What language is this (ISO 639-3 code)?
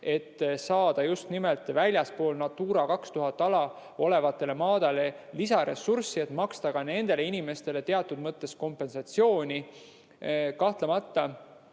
est